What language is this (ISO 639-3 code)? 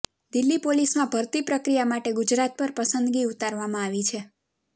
guj